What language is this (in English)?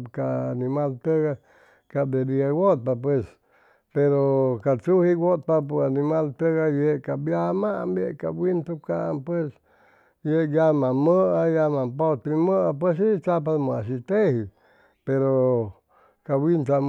Chimalapa Zoque